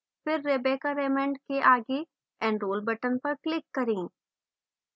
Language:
Hindi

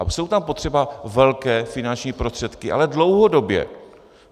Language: Czech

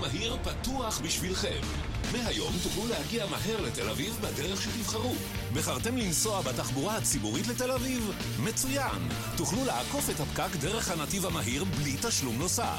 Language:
Hebrew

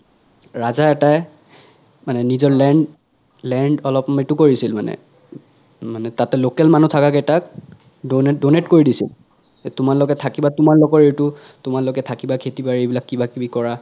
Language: Assamese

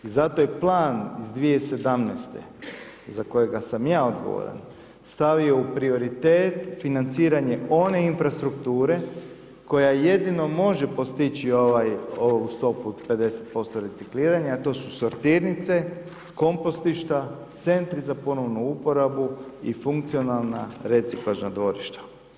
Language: Croatian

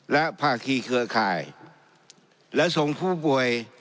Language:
Thai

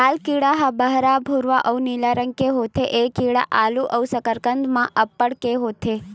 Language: Chhattisgarhi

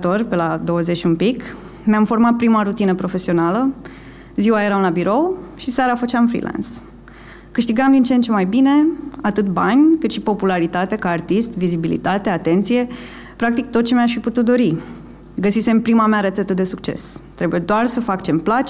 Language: Romanian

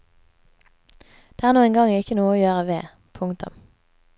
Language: Norwegian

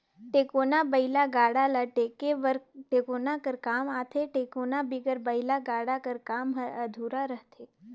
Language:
Chhattisgarhi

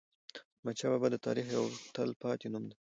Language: Pashto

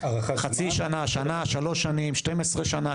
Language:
Hebrew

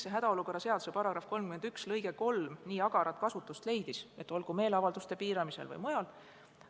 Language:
Estonian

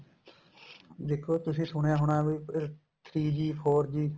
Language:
Punjabi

